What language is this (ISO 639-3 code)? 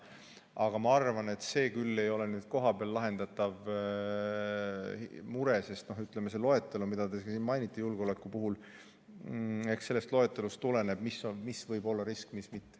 est